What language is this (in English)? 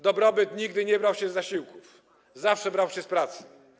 Polish